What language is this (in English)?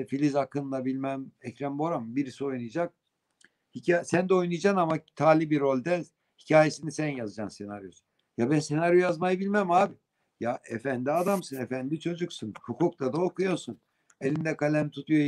Turkish